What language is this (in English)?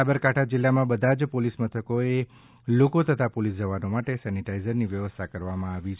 Gujarati